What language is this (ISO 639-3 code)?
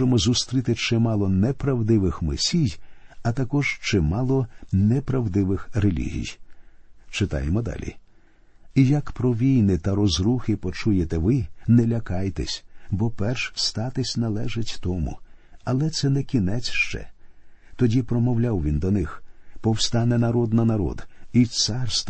ukr